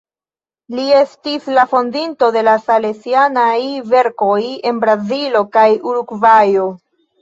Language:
Esperanto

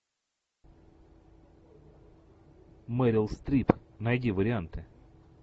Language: Russian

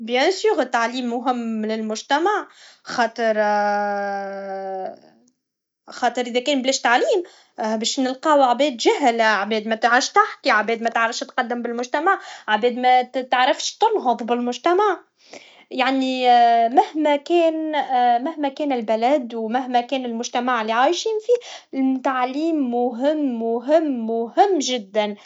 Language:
Tunisian Arabic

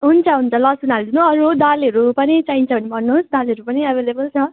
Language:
Nepali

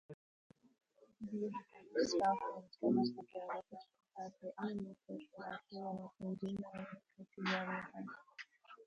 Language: Latvian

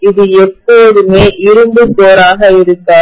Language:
Tamil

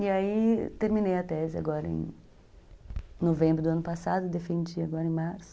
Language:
Portuguese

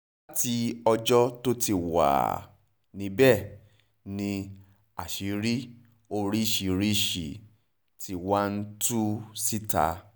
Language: Yoruba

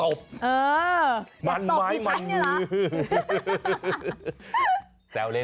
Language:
Thai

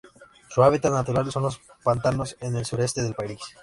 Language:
Spanish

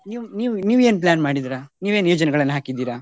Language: Kannada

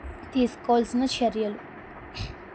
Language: Telugu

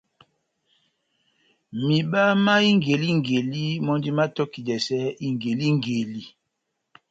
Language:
Batanga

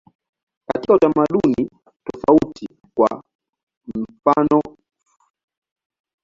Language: Swahili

